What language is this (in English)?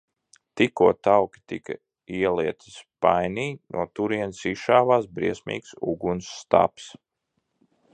Latvian